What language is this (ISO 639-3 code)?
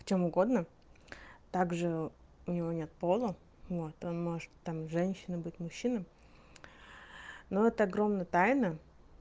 rus